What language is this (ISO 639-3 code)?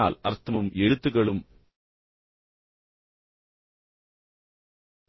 tam